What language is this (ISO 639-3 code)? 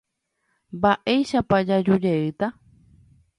grn